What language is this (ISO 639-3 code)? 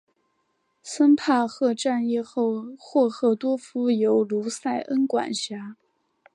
zho